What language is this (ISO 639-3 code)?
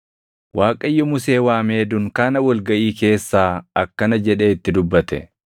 orm